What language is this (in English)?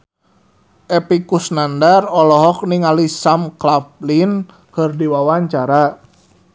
Sundanese